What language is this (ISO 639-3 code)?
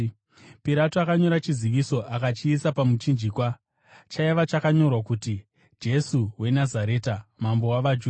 sna